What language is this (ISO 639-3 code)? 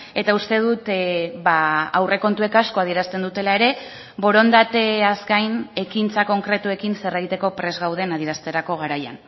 eus